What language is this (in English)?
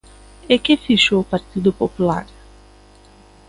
Galician